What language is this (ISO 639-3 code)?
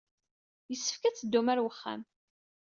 kab